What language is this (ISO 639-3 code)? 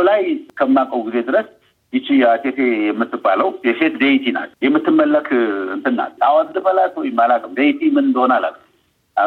amh